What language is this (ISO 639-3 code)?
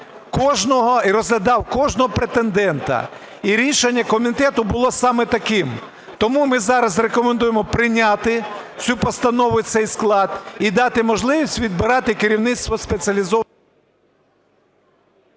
ukr